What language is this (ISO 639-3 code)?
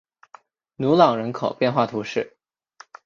zho